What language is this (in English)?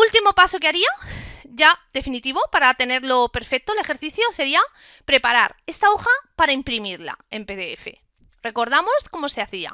Spanish